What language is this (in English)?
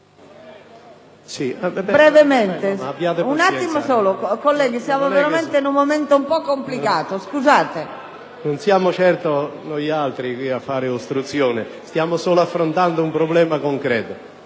Italian